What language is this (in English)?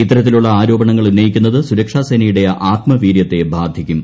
Malayalam